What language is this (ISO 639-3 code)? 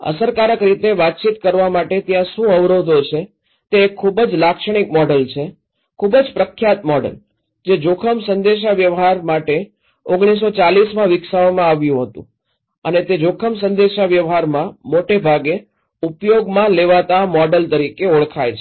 guj